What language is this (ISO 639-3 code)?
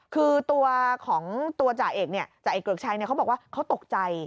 tha